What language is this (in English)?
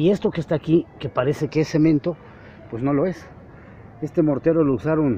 Spanish